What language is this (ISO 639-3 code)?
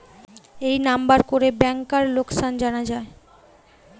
ben